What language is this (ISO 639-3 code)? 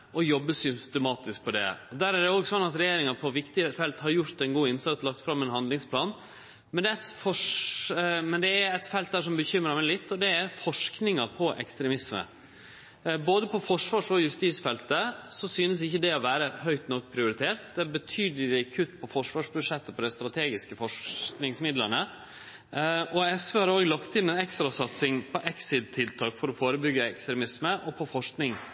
nno